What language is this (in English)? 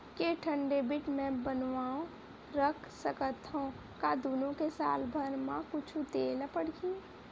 Chhattisgarhi